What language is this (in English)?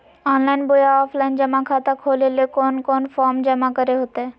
Magahi